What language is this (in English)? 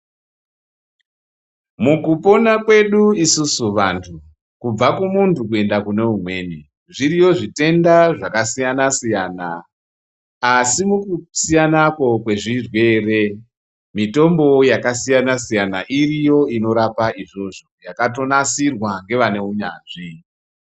Ndau